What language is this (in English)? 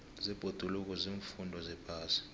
South Ndebele